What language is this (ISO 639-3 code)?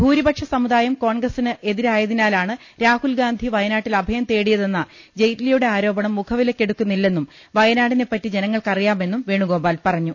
mal